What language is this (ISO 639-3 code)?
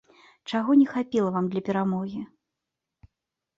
bel